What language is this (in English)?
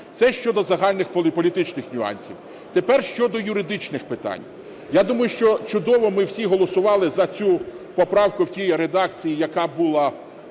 Ukrainian